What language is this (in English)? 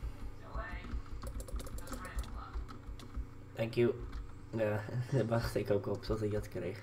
Dutch